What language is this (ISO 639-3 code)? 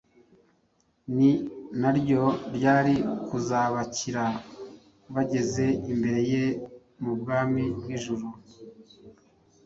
kin